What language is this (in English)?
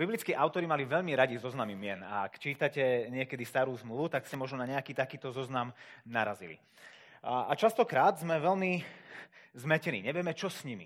Slovak